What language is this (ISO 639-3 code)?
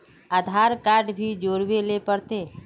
mag